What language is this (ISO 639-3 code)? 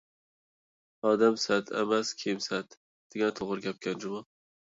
uig